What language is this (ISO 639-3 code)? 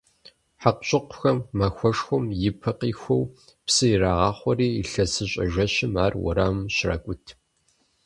kbd